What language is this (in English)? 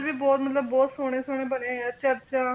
Punjabi